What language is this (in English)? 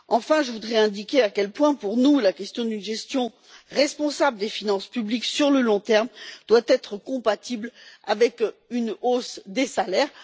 French